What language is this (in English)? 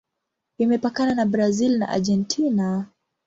Swahili